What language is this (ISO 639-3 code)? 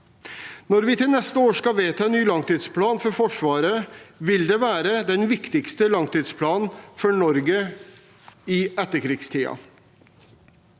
nor